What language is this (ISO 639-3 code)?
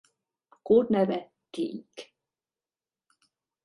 hun